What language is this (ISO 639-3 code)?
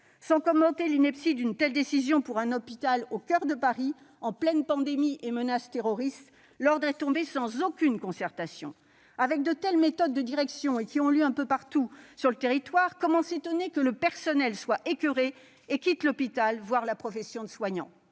fra